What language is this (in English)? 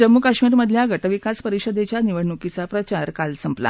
Marathi